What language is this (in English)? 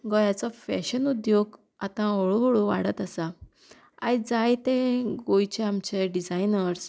Konkani